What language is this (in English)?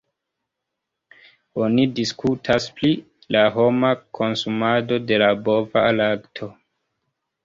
Esperanto